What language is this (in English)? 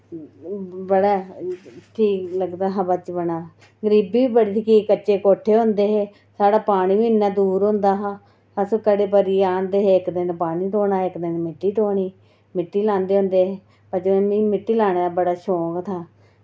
Dogri